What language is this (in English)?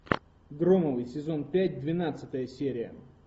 Russian